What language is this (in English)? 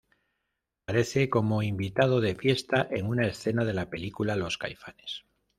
Spanish